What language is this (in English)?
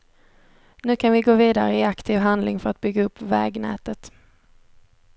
Swedish